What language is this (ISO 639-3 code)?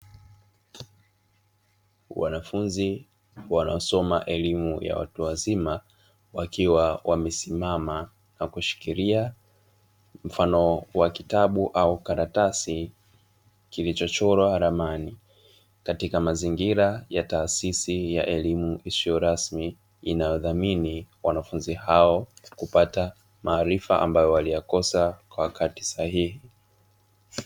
swa